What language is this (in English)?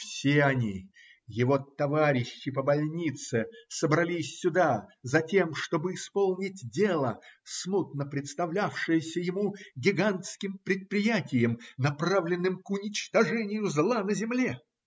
Russian